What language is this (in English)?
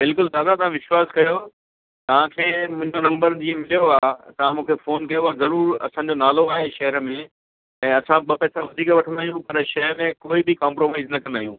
Sindhi